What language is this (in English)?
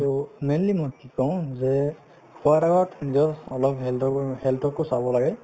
Assamese